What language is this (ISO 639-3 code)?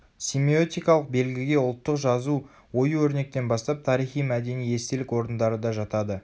kaz